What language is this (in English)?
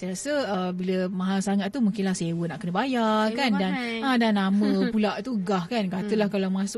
Malay